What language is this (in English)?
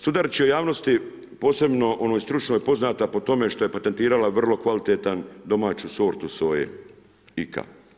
Croatian